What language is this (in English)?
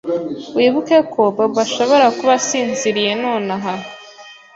Kinyarwanda